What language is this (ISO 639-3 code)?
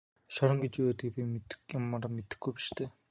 mon